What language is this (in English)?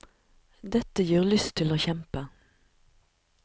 Norwegian